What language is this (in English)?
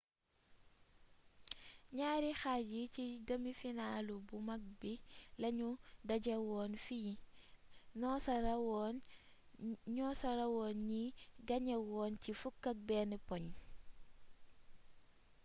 Wolof